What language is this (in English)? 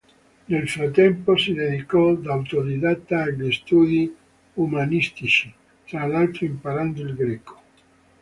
Italian